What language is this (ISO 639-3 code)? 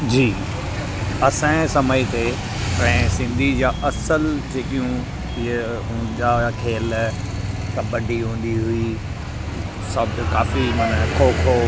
snd